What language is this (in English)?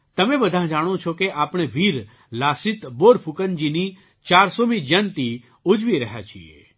Gujarati